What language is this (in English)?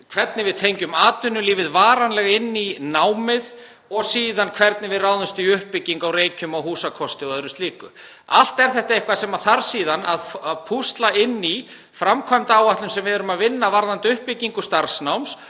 Icelandic